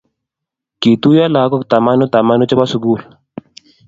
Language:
Kalenjin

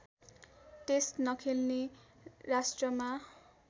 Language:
Nepali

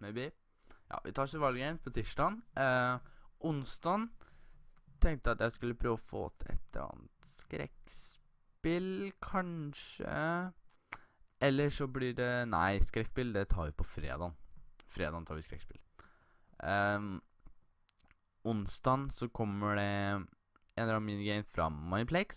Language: Norwegian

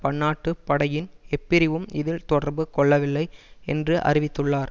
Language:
Tamil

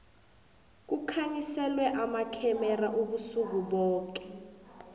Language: South Ndebele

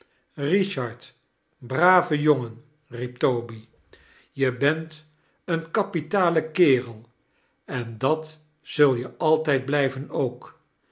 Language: Dutch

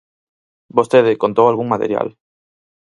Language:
Galician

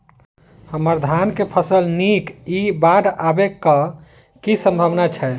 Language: Maithili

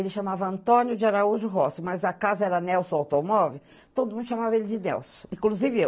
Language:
Portuguese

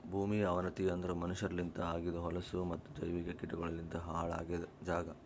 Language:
Kannada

